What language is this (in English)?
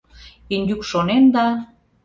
Mari